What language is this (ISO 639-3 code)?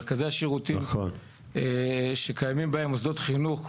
heb